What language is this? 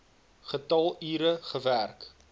Afrikaans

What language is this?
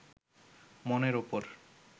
Bangla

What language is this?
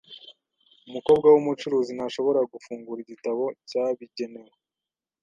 Kinyarwanda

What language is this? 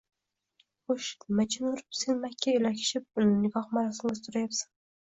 Uzbek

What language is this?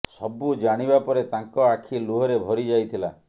Odia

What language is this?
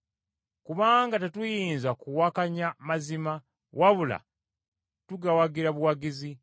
Ganda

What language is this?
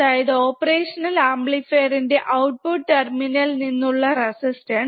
Malayalam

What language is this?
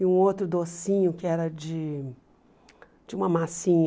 Portuguese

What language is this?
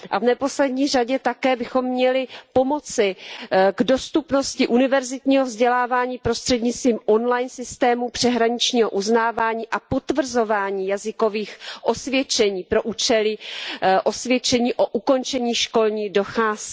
Czech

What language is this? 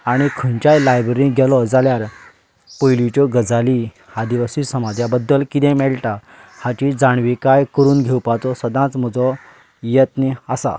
Konkani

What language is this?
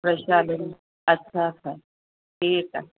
Sindhi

